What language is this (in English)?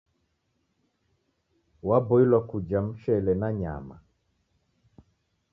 Taita